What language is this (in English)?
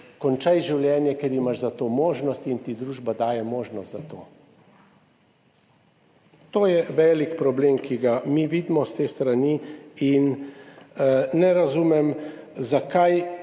Slovenian